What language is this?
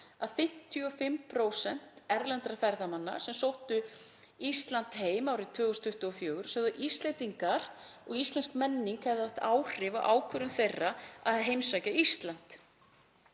Icelandic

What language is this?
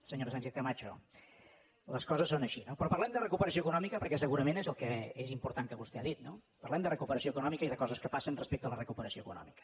Catalan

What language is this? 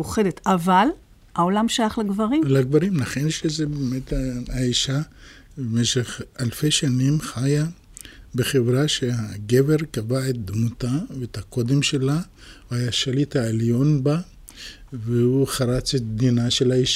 Hebrew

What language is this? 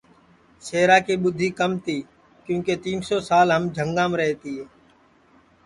Sansi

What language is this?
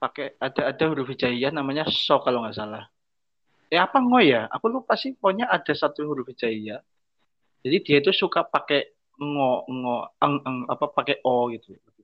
Indonesian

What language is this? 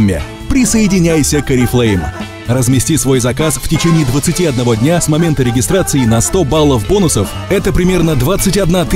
Russian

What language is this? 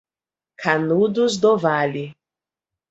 Portuguese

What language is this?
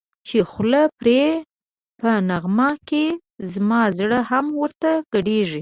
Pashto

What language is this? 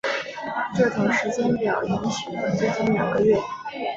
Chinese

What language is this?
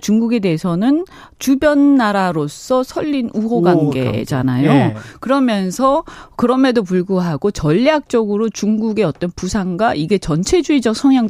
Korean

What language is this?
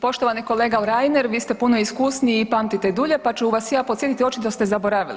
Croatian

